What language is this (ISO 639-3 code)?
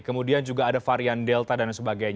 ind